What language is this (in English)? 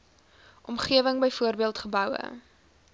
Afrikaans